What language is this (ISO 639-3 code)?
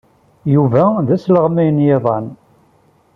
kab